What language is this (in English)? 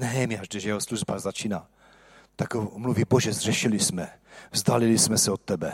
Czech